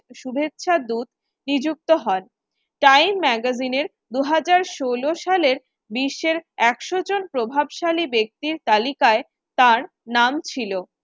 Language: Bangla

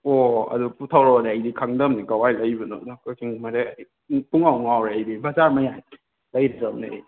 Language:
Manipuri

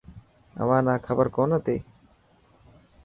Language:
Dhatki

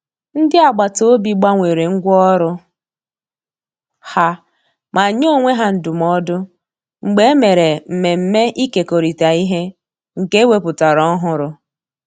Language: Igbo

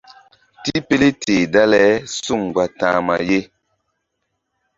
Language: Mbum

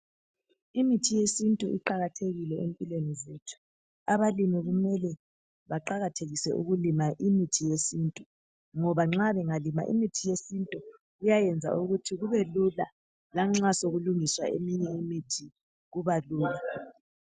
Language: North Ndebele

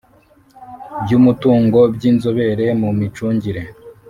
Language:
Kinyarwanda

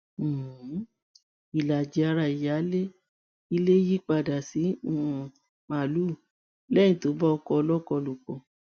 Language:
Yoruba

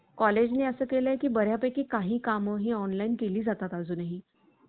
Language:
Marathi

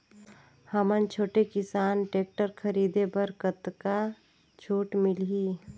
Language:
Chhattisgarhi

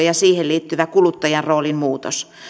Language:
Finnish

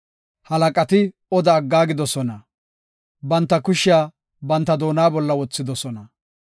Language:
Gofa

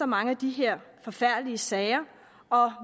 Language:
Danish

